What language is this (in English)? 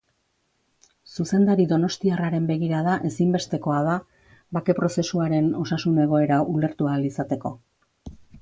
Basque